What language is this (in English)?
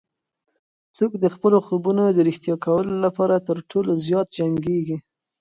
Pashto